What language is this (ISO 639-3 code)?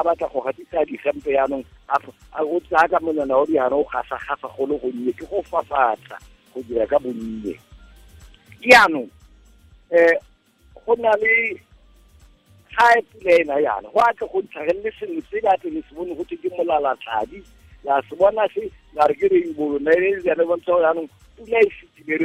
swa